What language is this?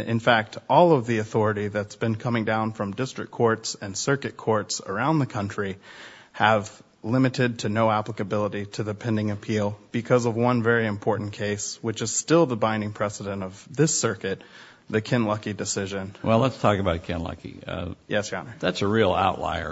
English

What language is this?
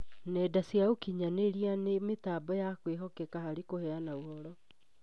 Kikuyu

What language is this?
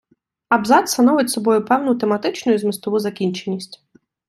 Ukrainian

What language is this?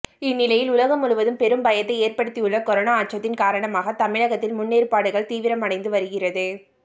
Tamil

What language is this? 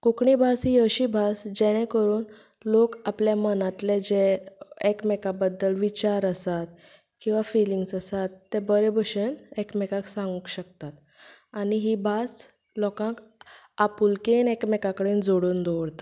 Konkani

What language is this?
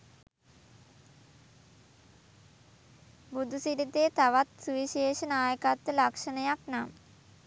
Sinhala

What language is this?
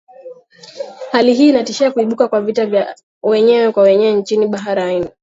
Swahili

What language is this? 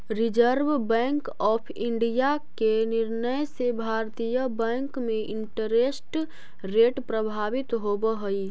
Magahi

